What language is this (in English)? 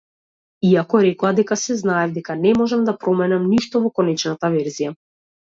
Macedonian